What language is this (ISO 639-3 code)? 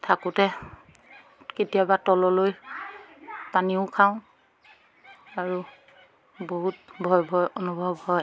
asm